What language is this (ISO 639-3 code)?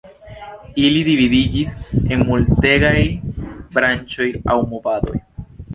epo